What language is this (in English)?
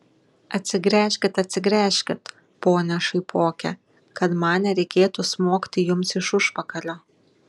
Lithuanian